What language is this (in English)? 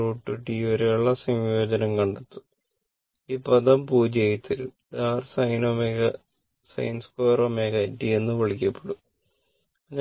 Malayalam